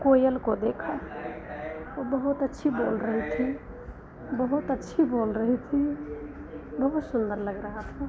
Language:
Hindi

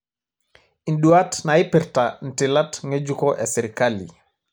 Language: Masai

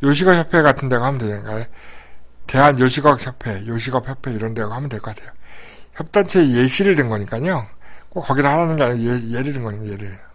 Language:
Korean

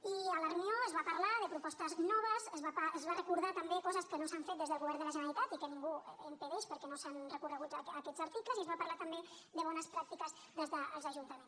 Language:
Catalan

